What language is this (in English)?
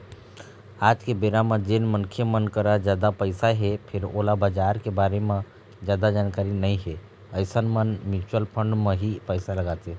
Chhattisgarhi